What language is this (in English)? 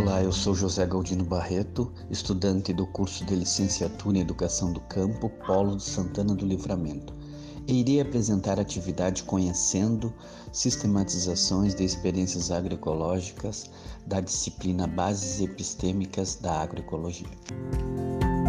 Portuguese